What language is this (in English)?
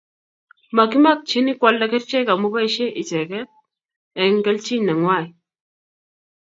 Kalenjin